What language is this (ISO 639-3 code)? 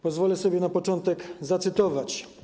pol